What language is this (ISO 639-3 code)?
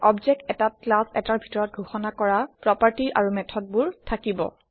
asm